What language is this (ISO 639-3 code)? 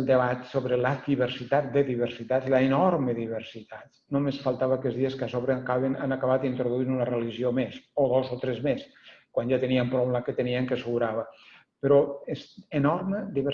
cat